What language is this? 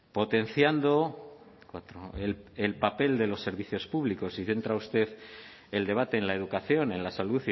Spanish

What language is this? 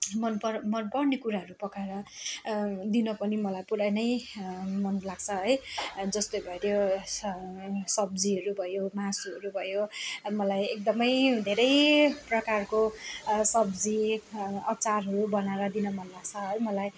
Nepali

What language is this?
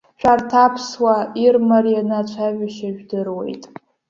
Abkhazian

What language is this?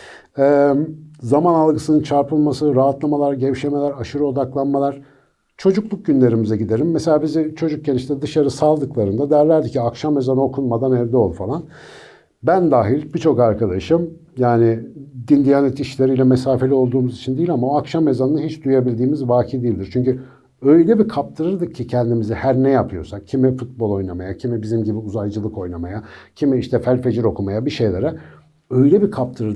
Turkish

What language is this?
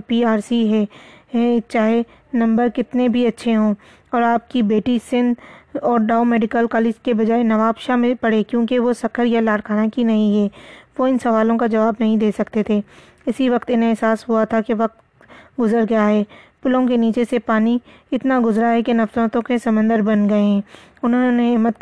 Urdu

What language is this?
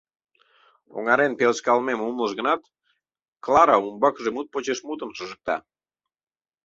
Mari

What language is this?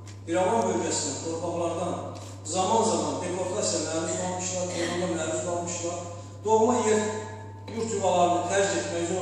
Turkish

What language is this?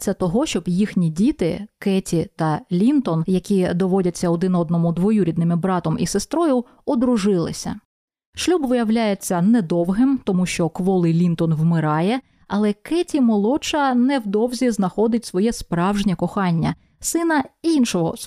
Ukrainian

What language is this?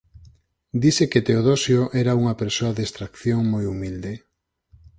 Galician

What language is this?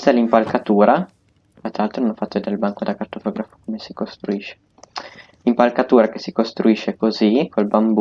Italian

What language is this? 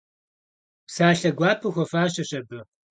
Kabardian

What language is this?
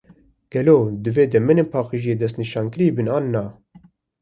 Kurdish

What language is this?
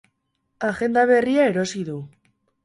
Basque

